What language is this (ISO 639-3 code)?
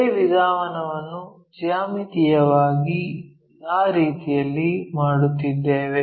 kan